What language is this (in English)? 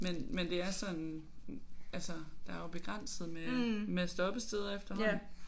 Danish